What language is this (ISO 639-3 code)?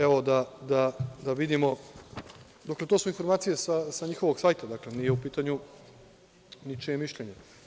srp